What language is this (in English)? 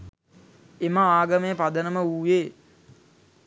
Sinhala